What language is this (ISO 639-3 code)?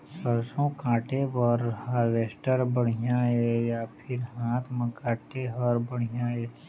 hne